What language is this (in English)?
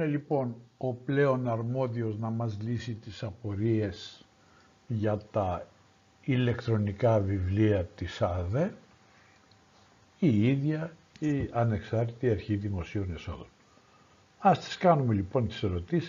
Greek